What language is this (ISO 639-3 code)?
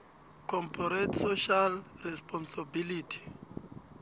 nbl